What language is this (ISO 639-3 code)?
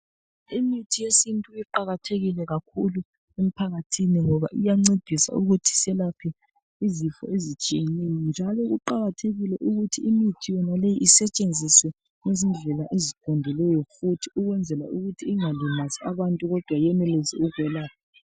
nde